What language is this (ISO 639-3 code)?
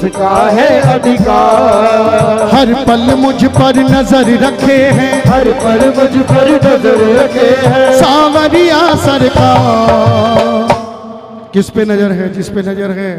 hin